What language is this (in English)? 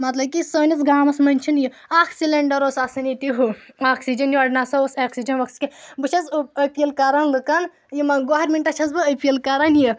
Kashmiri